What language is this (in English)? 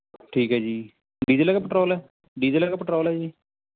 Punjabi